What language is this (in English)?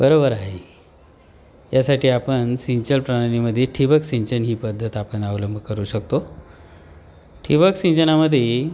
Marathi